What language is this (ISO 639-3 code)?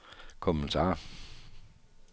dan